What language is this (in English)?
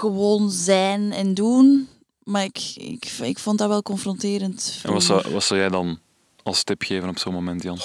Dutch